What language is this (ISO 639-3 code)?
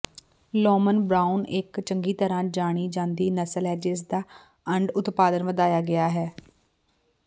pan